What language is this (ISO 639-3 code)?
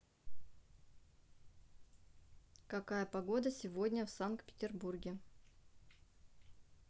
rus